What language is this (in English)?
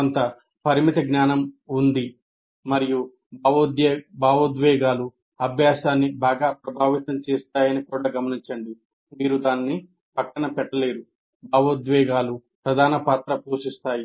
Telugu